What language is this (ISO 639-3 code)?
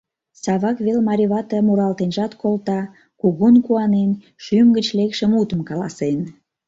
chm